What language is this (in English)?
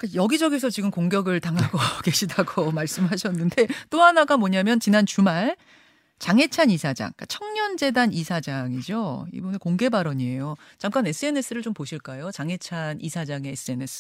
Korean